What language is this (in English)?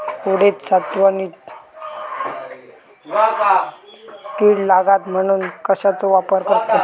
Marathi